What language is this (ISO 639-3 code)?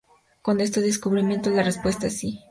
spa